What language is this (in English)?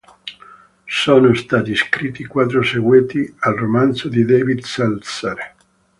Italian